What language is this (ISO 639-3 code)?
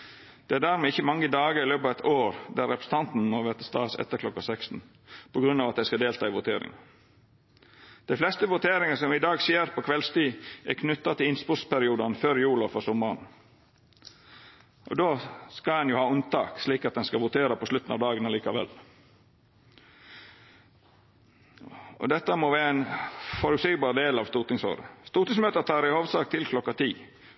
nno